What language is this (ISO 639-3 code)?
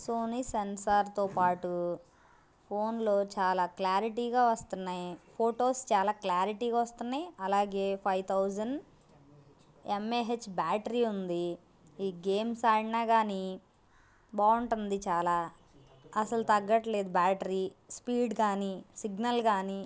tel